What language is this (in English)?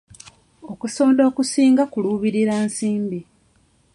Ganda